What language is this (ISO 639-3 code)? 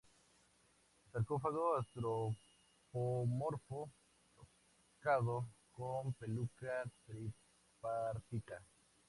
spa